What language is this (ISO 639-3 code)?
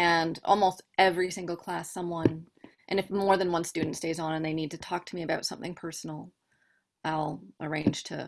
eng